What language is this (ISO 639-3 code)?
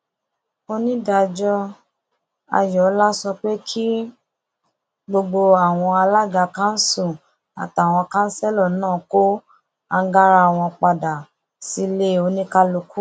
yor